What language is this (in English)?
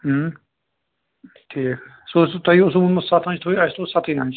Kashmiri